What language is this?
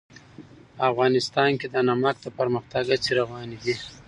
Pashto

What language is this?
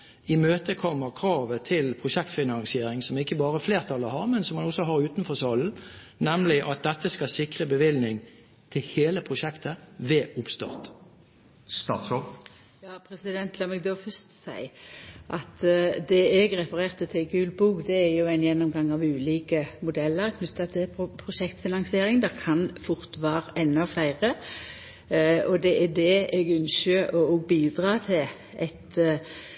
Norwegian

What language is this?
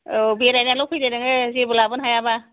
Bodo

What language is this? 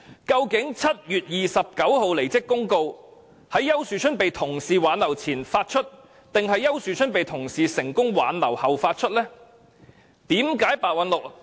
Cantonese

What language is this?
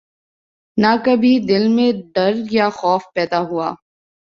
Urdu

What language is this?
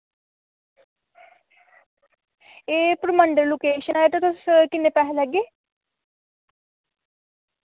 Dogri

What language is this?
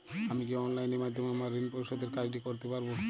Bangla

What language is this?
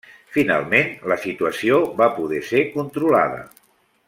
Catalan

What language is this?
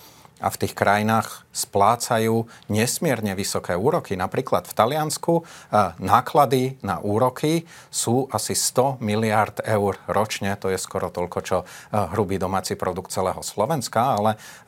Slovak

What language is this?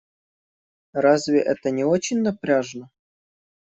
Russian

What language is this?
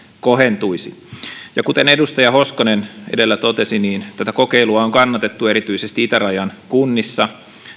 Finnish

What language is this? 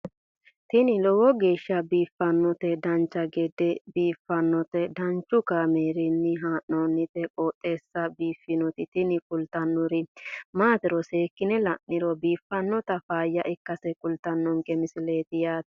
Sidamo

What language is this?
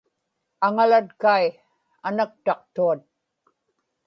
Inupiaq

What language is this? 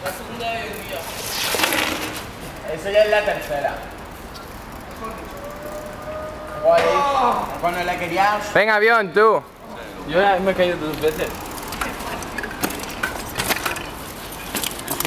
Spanish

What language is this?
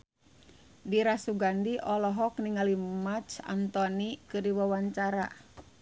Sundanese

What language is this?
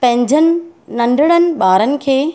Sindhi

